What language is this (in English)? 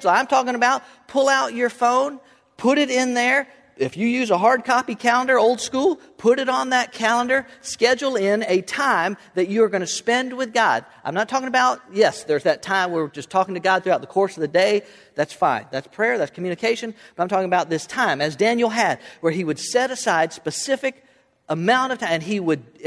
English